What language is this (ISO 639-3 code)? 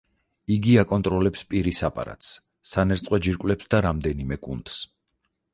kat